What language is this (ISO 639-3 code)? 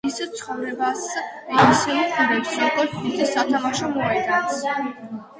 kat